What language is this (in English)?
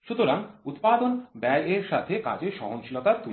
Bangla